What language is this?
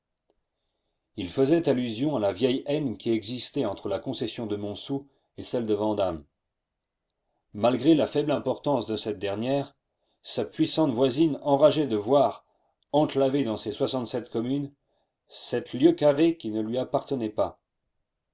French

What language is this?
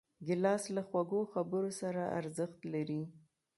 Pashto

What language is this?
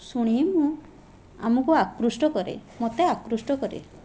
Odia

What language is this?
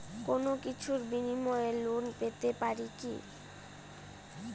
Bangla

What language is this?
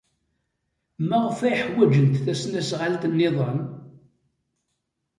Kabyle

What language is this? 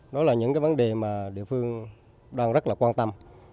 Vietnamese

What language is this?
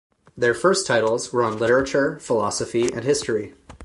English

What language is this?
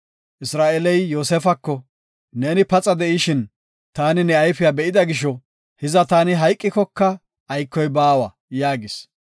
Gofa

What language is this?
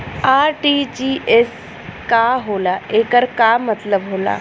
Bhojpuri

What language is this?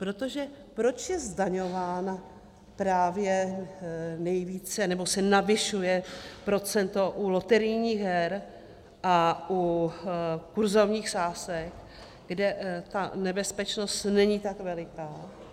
Czech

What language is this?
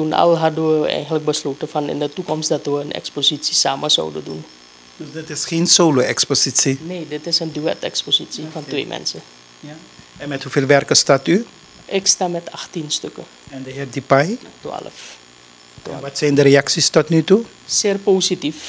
Dutch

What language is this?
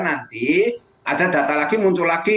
Indonesian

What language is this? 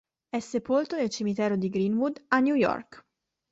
Italian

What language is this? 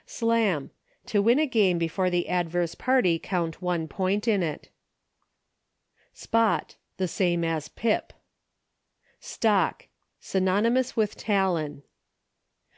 English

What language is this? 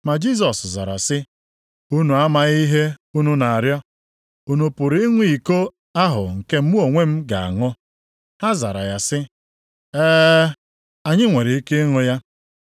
Igbo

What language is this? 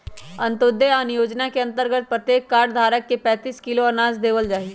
Magahi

